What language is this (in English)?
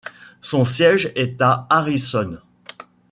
French